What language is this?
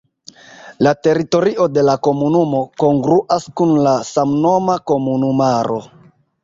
Esperanto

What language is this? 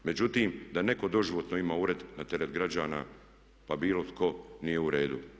Croatian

